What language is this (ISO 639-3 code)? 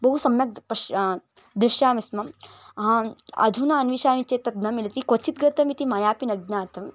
san